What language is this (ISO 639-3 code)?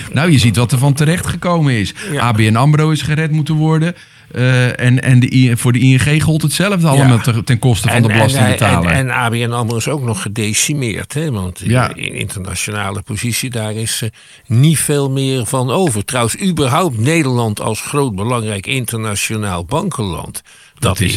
nld